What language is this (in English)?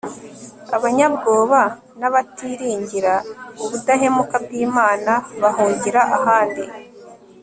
Kinyarwanda